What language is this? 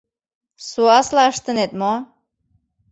Mari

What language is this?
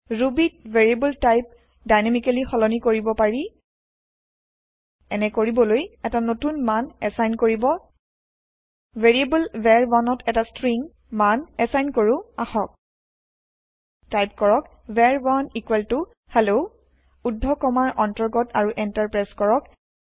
Assamese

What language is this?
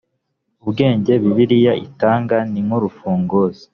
Kinyarwanda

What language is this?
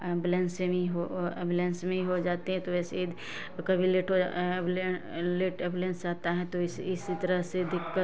Hindi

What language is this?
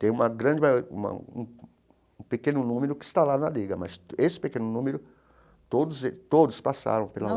Portuguese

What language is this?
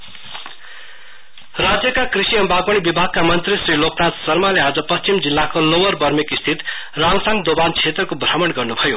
Nepali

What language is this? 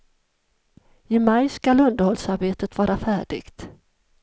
Swedish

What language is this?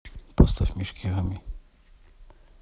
Russian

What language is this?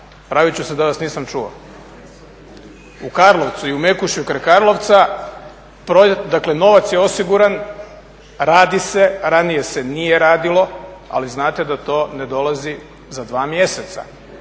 Croatian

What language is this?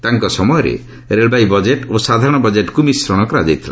Odia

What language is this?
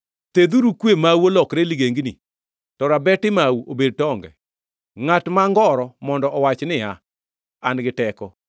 Luo (Kenya and Tanzania)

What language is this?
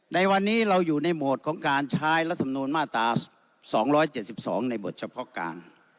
Thai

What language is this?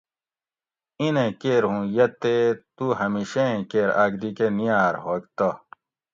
Gawri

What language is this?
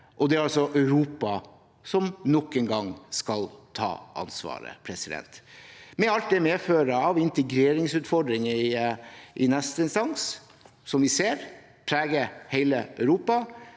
Norwegian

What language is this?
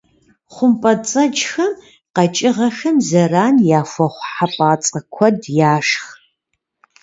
Kabardian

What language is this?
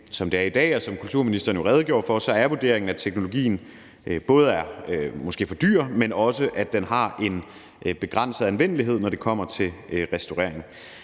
Danish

